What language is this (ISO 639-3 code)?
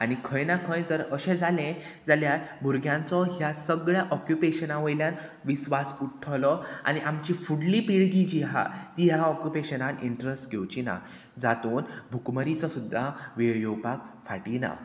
kok